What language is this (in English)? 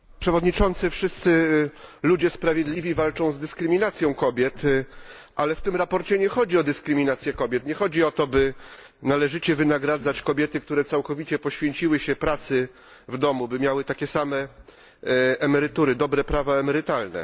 Polish